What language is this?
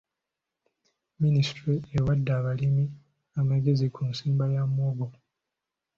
Ganda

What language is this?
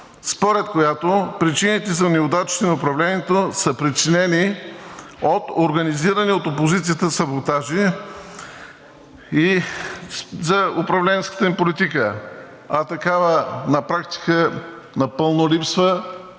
Bulgarian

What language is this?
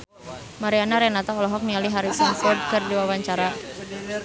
Sundanese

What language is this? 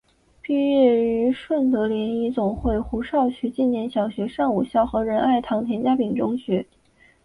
Chinese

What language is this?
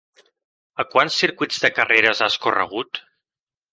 Catalan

